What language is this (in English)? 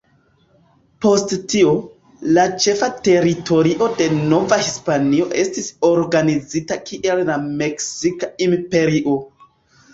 Esperanto